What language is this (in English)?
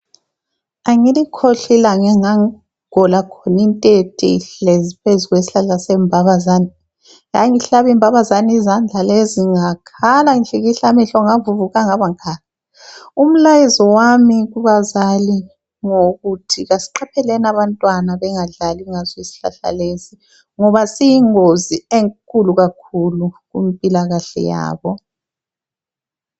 North Ndebele